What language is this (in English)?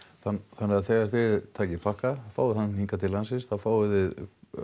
Icelandic